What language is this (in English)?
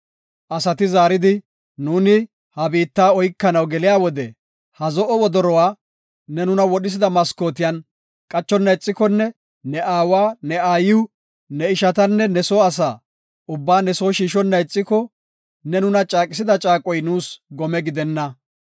Gofa